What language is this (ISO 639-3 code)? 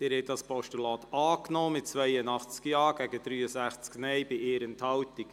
gsw